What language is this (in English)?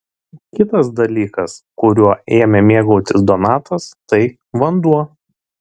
Lithuanian